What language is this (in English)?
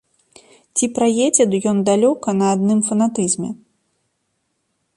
Belarusian